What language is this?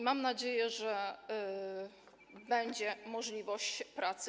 Polish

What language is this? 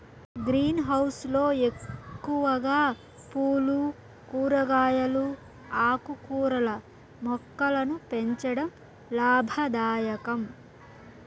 Telugu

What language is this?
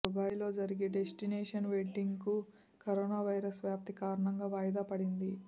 Telugu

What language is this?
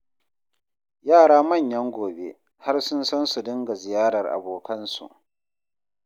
Hausa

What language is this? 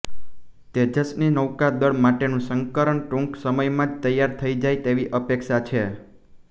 Gujarati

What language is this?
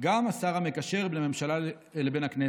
Hebrew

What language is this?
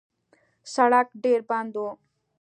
Pashto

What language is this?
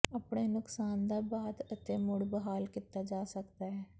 Punjabi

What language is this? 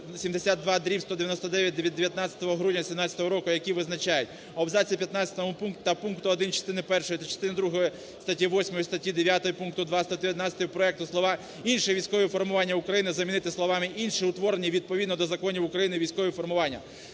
Ukrainian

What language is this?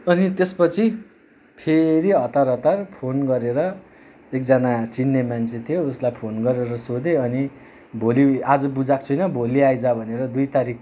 Nepali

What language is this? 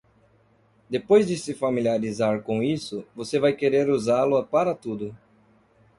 Portuguese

